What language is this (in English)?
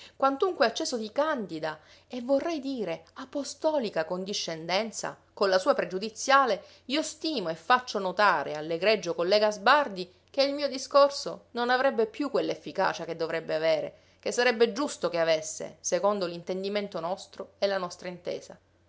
Italian